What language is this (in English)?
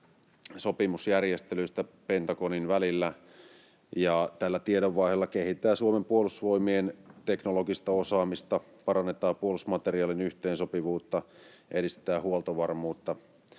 Finnish